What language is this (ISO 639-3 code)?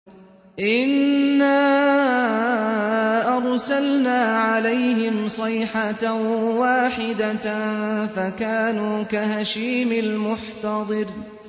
ara